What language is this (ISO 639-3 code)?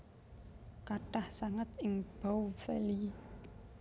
jav